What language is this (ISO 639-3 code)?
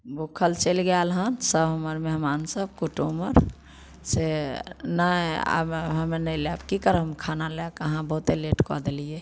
mai